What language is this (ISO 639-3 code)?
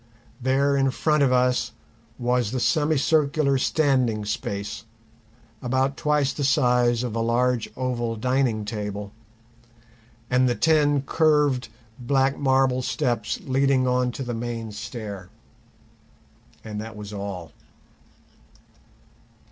eng